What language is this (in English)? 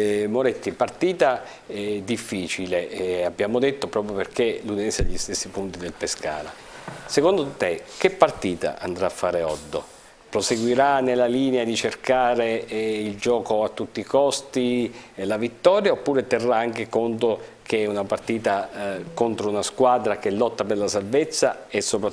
Italian